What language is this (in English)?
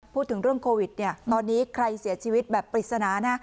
Thai